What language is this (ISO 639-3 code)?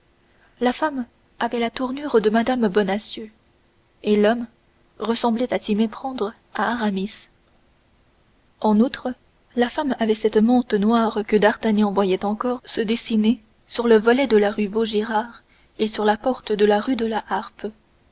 fra